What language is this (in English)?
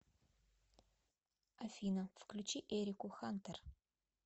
Russian